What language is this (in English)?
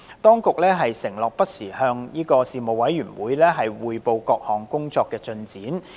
Cantonese